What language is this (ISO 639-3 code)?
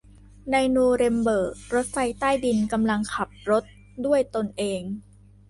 tha